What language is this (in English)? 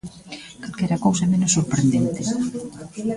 Galician